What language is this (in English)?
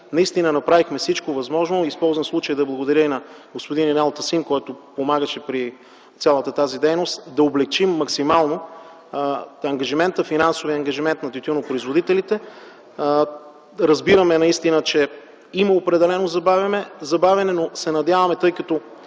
Bulgarian